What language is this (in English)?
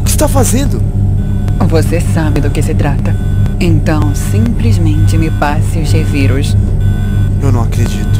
Portuguese